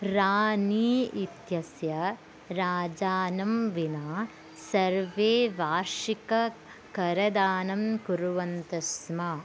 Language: Sanskrit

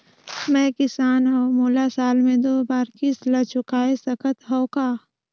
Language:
Chhattisgarhi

